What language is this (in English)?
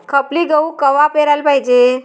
Marathi